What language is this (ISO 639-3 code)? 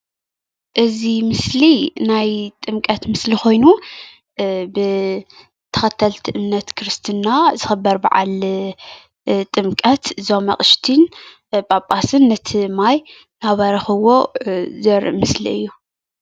tir